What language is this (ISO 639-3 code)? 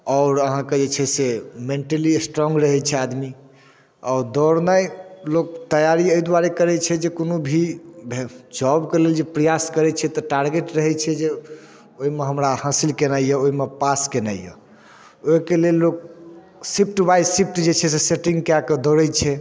mai